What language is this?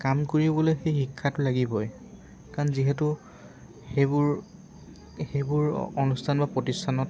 Assamese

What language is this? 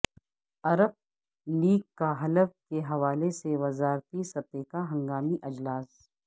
Urdu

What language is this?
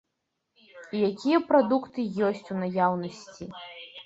Belarusian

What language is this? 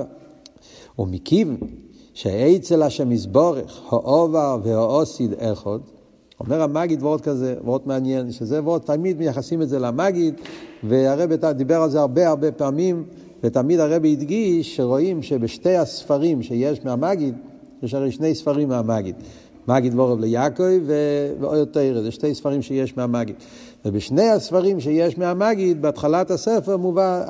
Hebrew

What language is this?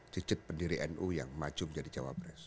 Indonesian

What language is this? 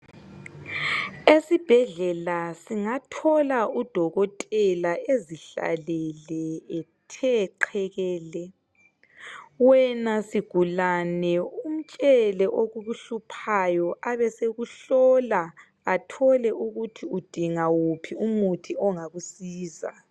North Ndebele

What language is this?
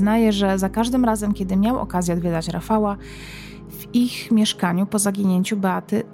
Polish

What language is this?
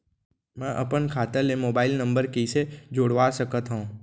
Chhattisgarhi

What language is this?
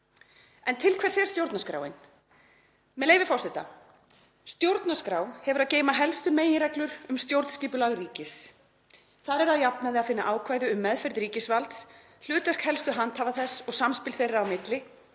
Icelandic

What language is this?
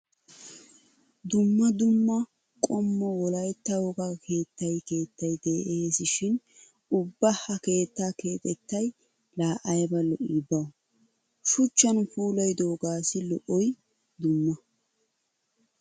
Wolaytta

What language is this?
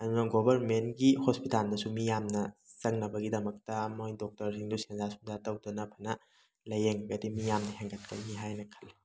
Manipuri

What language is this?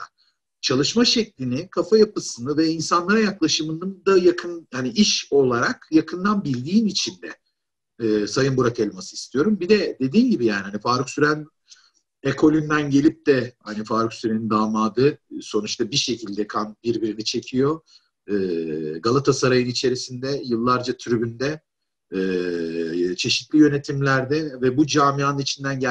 Turkish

